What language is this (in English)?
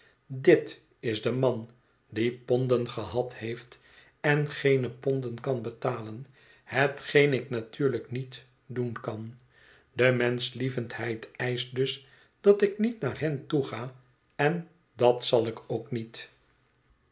Dutch